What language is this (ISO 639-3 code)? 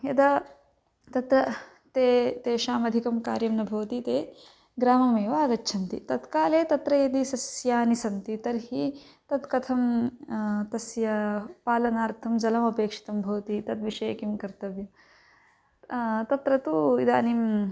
san